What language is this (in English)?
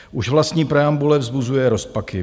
Czech